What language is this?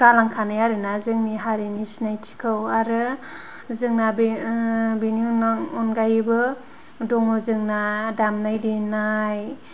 Bodo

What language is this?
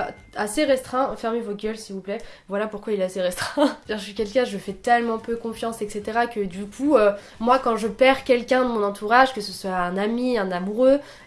French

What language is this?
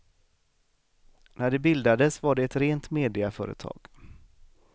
Swedish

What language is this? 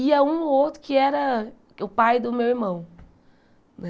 Portuguese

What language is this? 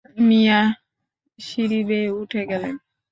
Bangla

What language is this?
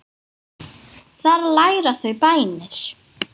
Icelandic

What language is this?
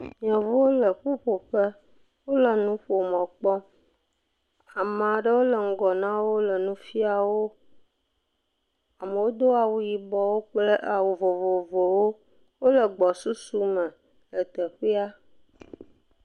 Ewe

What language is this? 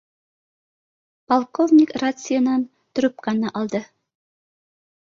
Bashkir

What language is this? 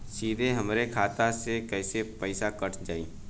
Bhojpuri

